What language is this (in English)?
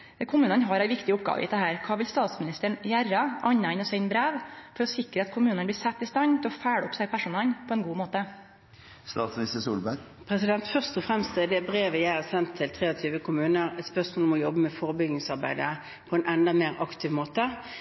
Norwegian